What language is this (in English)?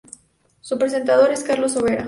Spanish